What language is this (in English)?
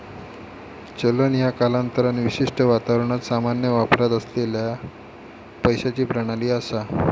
Marathi